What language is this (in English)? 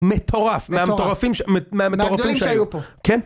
Hebrew